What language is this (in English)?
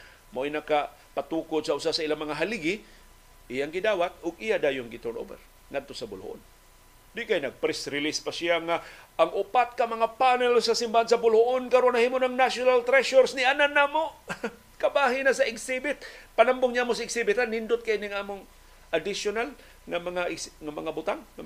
Filipino